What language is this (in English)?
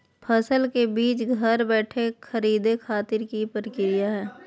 Magahi